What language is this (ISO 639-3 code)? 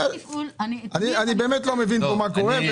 heb